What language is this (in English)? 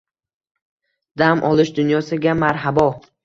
Uzbek